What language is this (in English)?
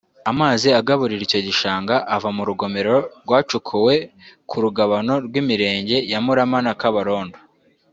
Kinyarwanda